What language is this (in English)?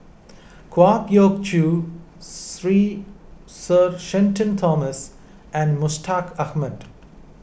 English